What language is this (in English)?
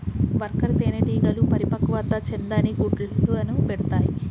Telugu